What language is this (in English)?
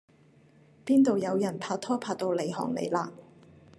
Cantonese